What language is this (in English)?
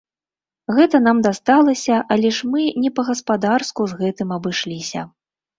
Belarusian